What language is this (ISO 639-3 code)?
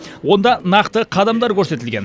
kaz